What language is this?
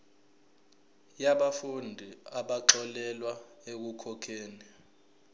Zulu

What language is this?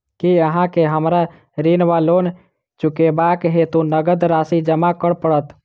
Maithili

